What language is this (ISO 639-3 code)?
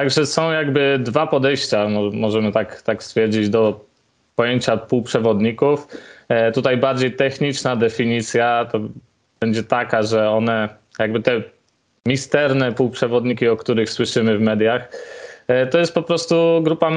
pol